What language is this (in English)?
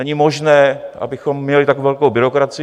Czech